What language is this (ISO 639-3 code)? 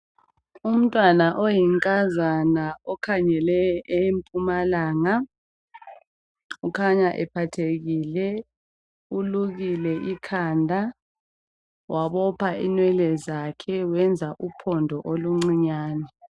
nde